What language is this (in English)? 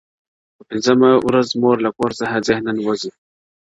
Pashto